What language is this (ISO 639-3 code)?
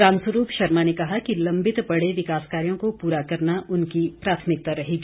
hin